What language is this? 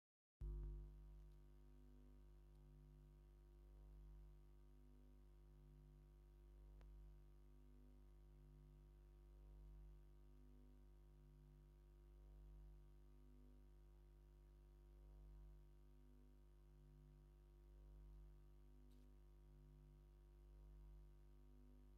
Tigrinya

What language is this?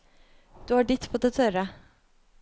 Norwegian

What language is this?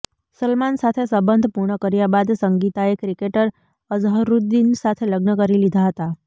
Gujarati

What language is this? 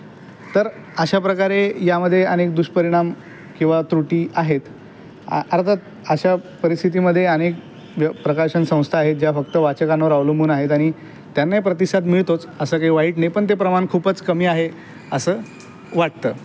Marathi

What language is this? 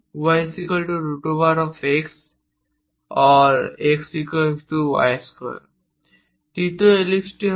Bangla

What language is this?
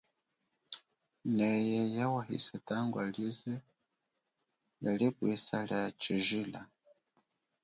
Chokwe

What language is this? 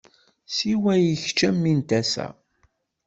Kabyle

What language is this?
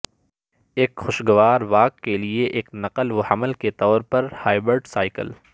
Urdu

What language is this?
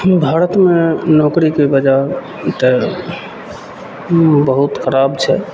Maithili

